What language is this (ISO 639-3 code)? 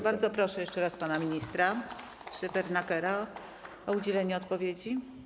pol